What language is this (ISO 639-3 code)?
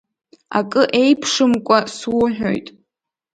abk